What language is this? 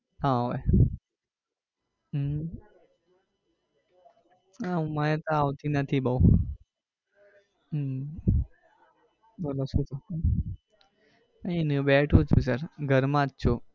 Gujarati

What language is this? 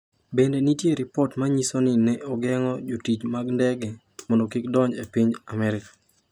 Luo (Kenya and Tanzania)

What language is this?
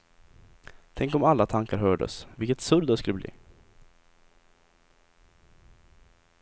Swedish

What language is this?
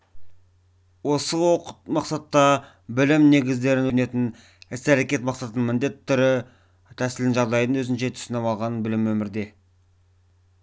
Kazakh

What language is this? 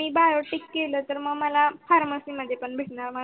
Marathi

